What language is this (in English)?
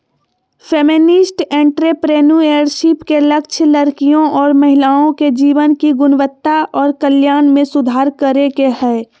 Magahi